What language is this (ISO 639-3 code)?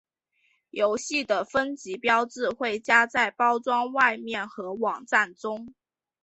zho